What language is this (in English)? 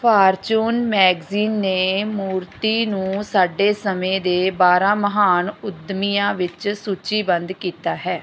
Punjabi